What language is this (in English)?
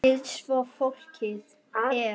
Icelandic